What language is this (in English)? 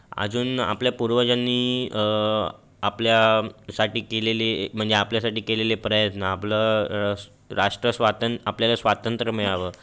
Marathi